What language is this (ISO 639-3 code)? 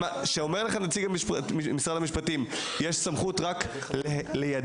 heb